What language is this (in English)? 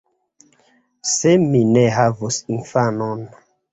Esperanto